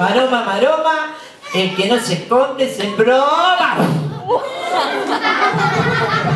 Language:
Spanish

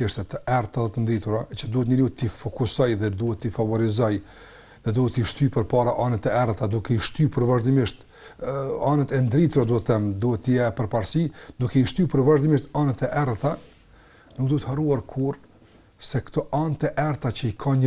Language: Ukrainian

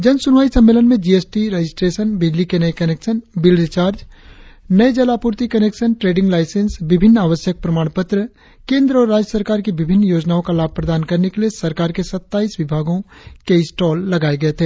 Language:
Hindi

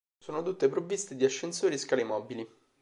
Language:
Italian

